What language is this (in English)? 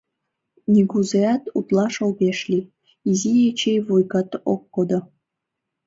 Mari